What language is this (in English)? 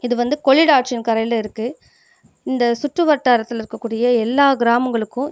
Tamil